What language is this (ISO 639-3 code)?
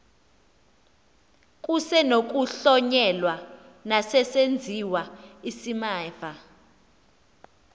xho